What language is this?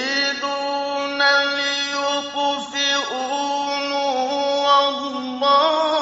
Arabic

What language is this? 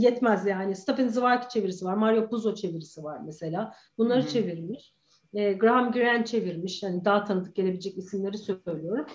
Turkish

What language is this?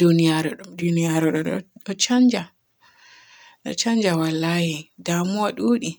Borgu Fulfulde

